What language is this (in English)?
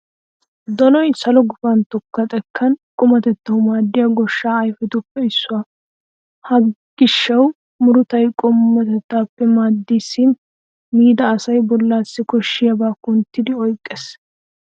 Wolaytta